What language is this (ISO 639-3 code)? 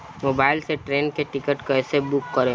bho